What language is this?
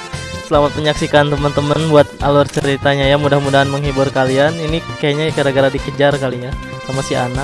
Indonesian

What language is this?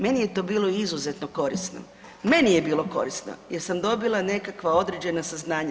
Croatian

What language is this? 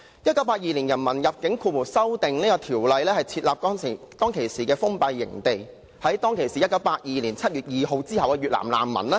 Cantonese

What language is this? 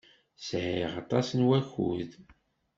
Kabyle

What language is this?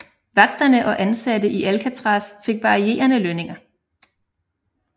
Danish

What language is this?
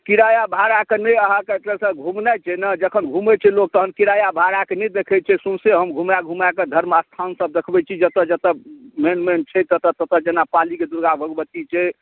Maithili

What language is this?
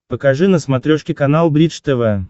Russian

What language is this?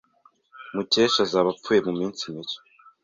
Kinyarwanda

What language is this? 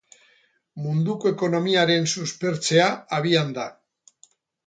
Basque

